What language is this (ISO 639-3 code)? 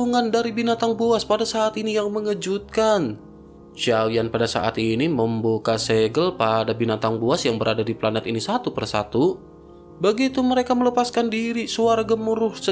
ind